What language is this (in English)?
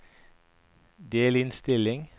Norwegian